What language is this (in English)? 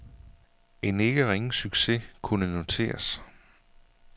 Danish